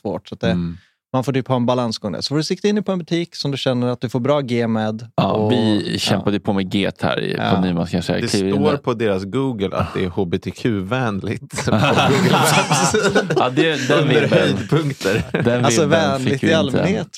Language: Swedish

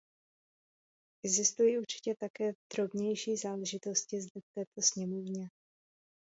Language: Czech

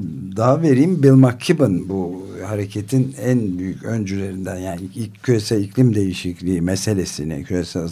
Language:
Turkish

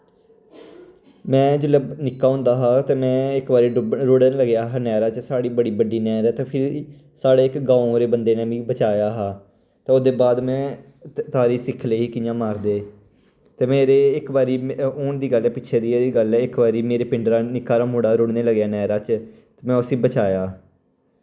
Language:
Dogri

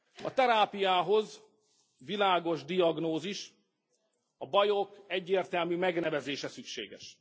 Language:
Hungarian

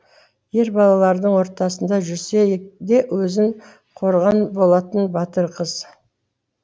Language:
Kazakh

